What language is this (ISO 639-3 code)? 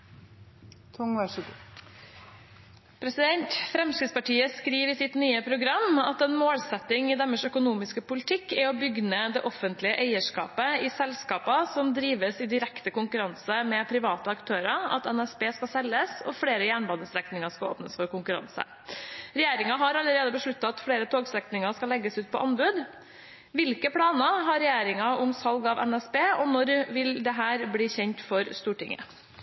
nob